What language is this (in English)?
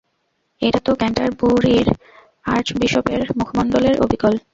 Bangla